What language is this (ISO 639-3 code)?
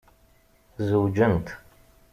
kab